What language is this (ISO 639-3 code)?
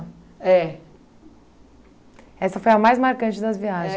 por